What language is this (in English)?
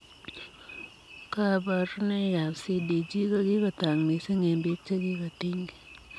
Kalenjin